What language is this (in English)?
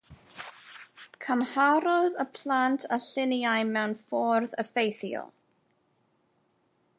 Welsh